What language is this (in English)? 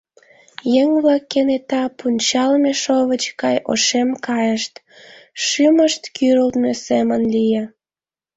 Mari